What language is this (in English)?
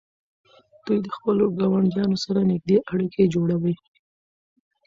Pashto